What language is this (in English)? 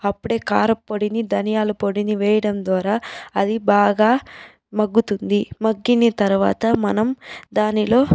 Telugu